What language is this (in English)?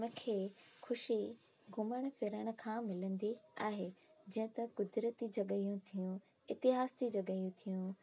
Sindhi